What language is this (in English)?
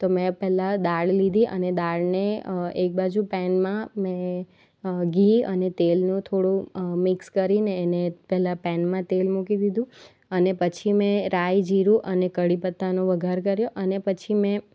Gujarati